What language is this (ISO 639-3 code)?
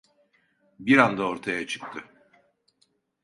tur